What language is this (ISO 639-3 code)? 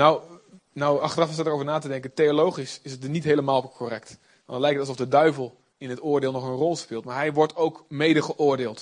nld